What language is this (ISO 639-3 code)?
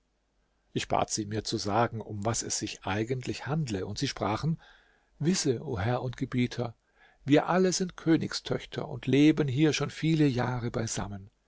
deu